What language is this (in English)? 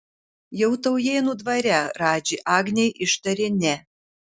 Lithuanian